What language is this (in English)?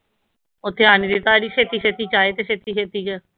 Punjabi